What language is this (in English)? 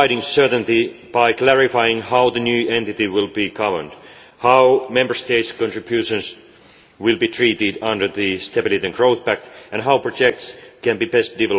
English